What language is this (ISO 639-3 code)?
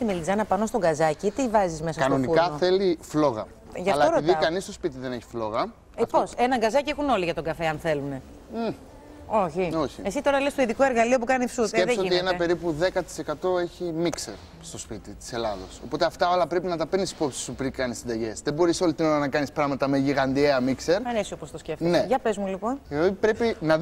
ell